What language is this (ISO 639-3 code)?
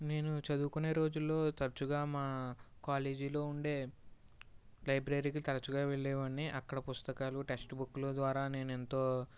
tel